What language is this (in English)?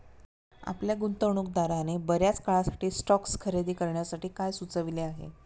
Marathi